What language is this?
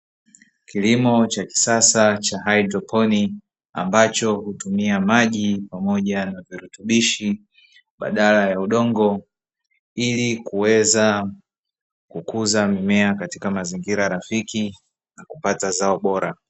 Swahili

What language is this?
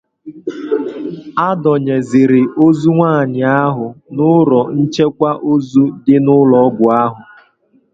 Igbo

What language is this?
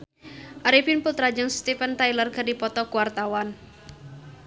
Sundanese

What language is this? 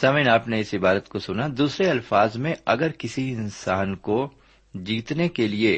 Urdu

